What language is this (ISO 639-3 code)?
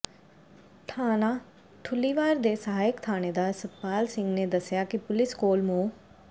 pan